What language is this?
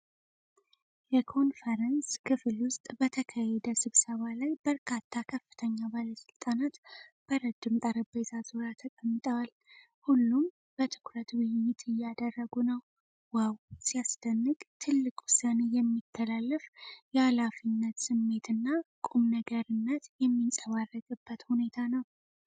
Amharic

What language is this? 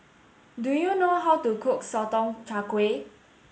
English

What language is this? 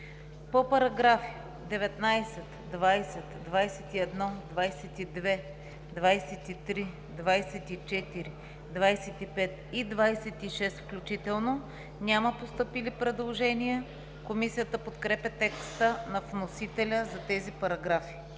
Bulgarian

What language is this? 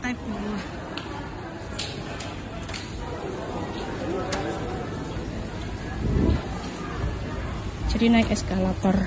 Indonesian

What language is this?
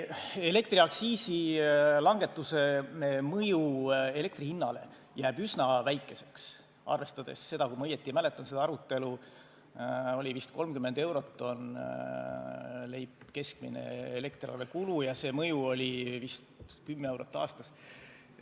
Estonian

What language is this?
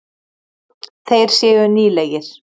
Icelandic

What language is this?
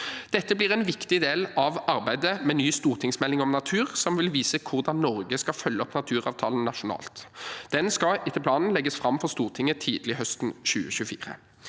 Norwegian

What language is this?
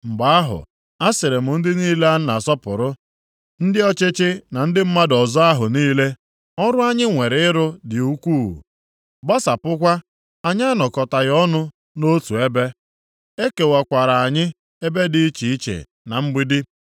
Igbo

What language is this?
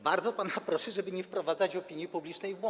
Polish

